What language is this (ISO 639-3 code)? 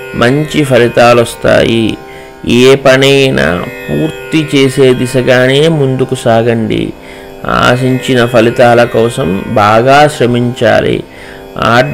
ind